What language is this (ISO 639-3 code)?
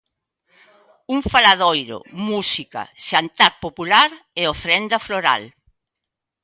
glg